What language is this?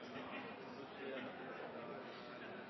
Norwegian Bokmål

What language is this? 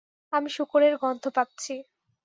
Bangla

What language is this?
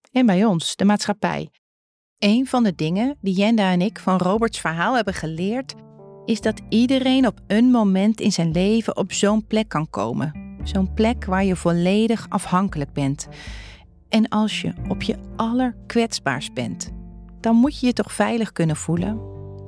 Dutch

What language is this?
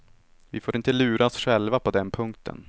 Swedish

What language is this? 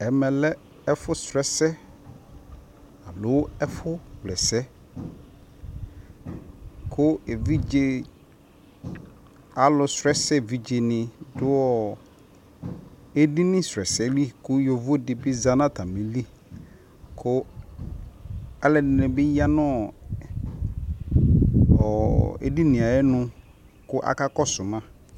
Ikposo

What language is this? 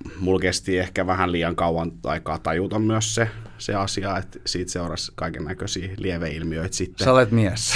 Finnish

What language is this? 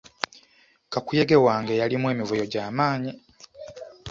Ganda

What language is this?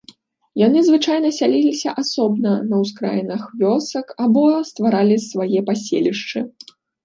Belarusian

